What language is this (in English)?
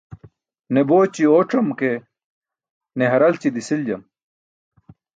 Burushaski